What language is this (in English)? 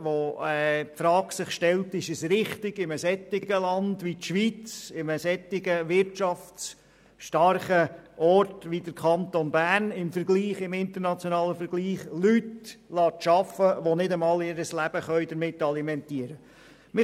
Swiss German